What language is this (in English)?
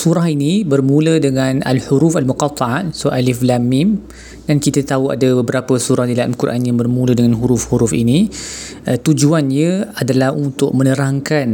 Malay